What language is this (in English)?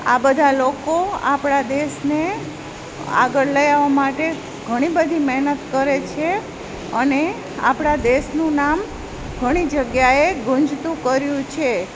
Gujarati